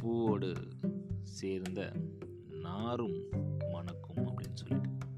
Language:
Tamil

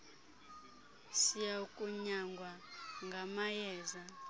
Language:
Xhosa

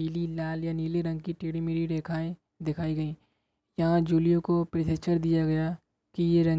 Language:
Hindi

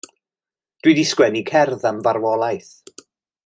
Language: Welsh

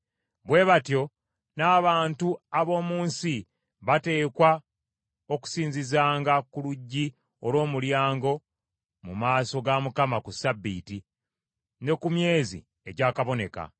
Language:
Ganda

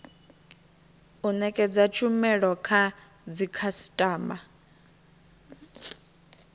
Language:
Venda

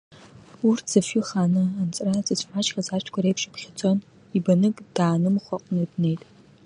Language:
Abkhazian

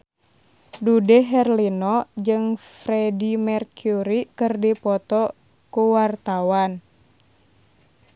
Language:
Sundanese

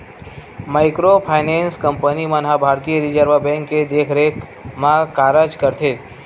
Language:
Chhattisgarhi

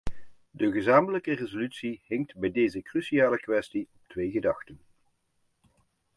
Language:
Dutch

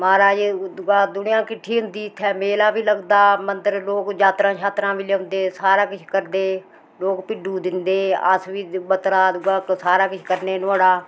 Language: Dogri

